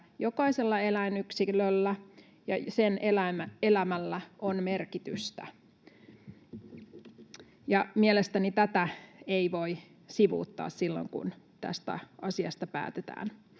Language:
Finnish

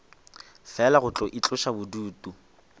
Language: Northern Sotho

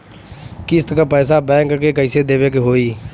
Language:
Bhojpuri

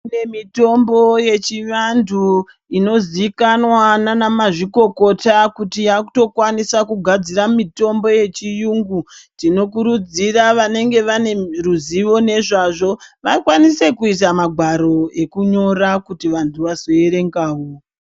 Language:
Ndau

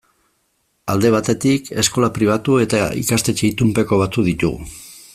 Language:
Basque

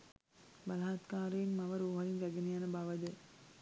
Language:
Sinhala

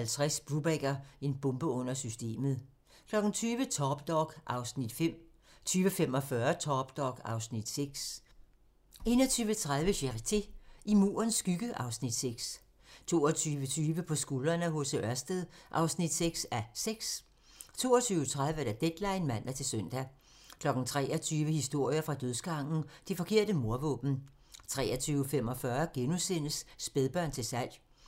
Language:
Danish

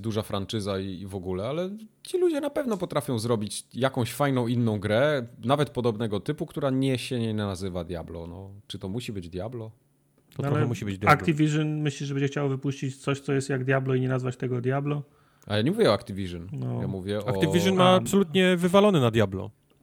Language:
Polish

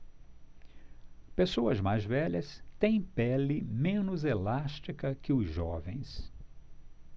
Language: Portuguese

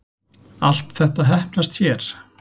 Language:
Icelandic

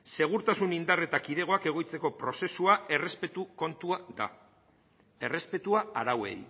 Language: Basque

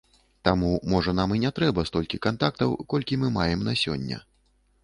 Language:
Belarusian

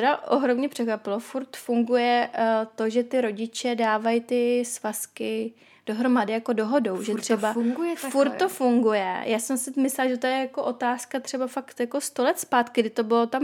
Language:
Czech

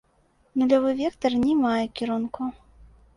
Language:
Belarusian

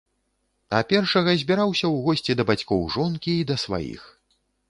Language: Belarusian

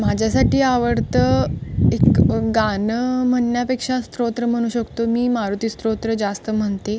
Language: Marathi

